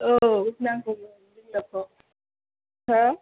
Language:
Bodo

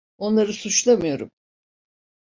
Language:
Turkish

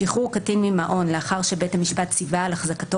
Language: Hebrew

